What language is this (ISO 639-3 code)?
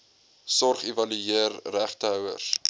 afr